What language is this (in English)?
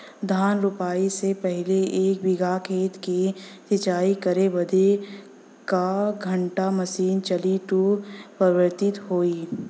Bhojpuri